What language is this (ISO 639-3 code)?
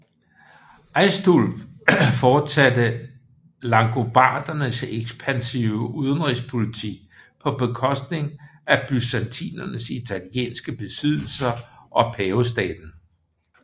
dan